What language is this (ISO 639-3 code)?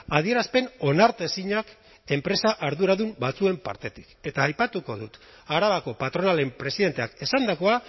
eus